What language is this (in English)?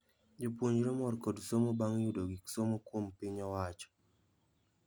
Luo (Kenya and Tanzania)